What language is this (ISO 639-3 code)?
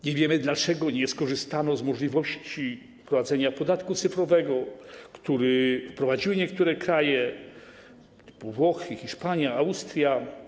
pol